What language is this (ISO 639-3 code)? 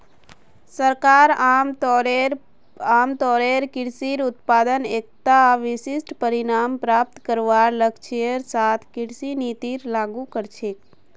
mag